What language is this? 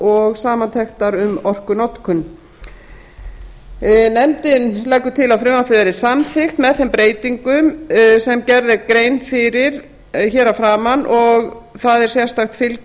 Icelandic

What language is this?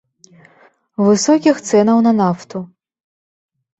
Belarusian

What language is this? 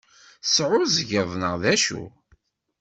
Kabyle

